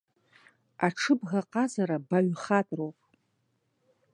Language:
Abkhazian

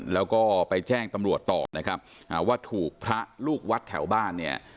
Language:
Thai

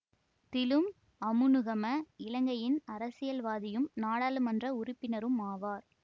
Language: Tamil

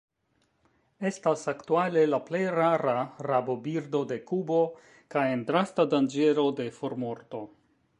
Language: Esperanto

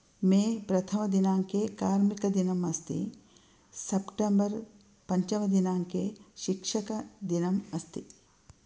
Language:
Sanskrit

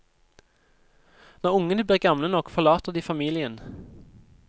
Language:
Norwegian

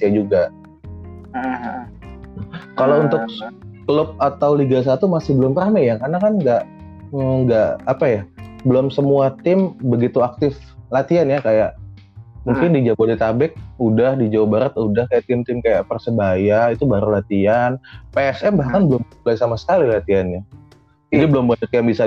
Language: Indonesian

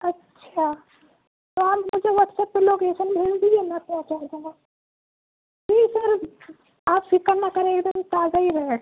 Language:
Urdu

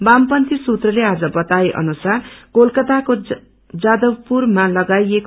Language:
Nepali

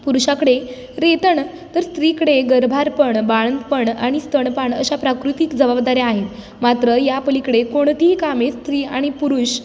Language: Marathi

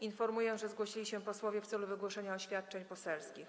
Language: Polish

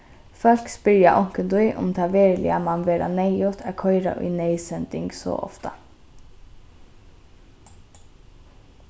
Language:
Faroese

